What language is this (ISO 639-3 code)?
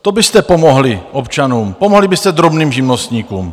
ces